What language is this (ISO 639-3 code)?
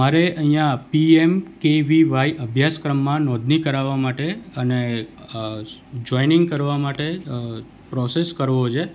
guj